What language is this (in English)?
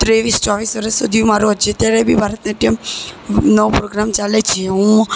Gujarati